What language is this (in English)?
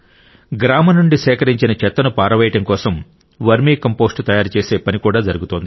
Telugu